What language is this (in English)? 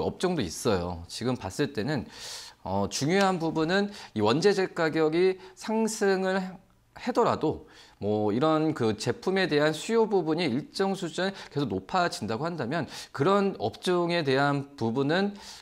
Korean